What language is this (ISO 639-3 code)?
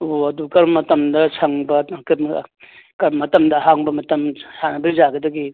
mni